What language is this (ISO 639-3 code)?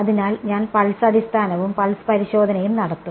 mal